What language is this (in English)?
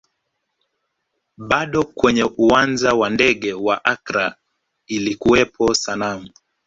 Swahili